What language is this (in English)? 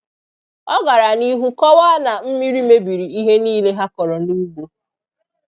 Igbo